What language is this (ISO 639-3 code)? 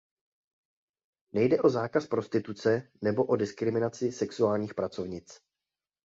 ces